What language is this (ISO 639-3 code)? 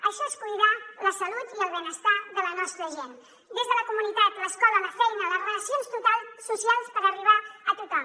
cat